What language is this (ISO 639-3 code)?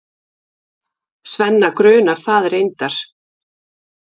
isl